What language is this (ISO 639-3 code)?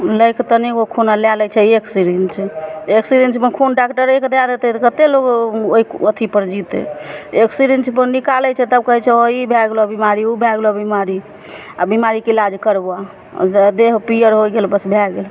mai